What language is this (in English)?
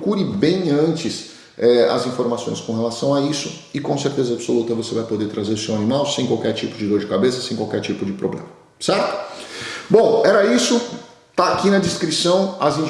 Portuguese